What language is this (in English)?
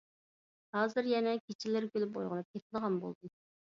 Uyghur